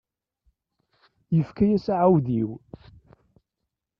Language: Kabyle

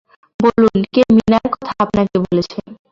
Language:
Bangla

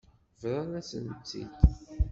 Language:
Kabyle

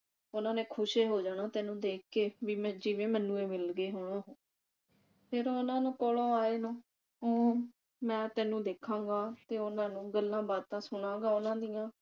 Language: Punjabi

